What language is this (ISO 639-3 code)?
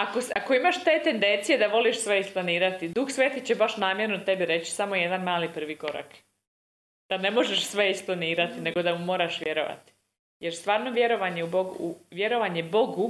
hrv